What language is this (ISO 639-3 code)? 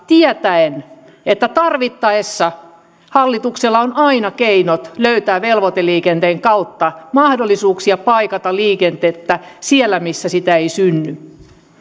fin